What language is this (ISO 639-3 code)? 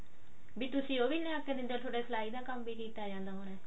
pan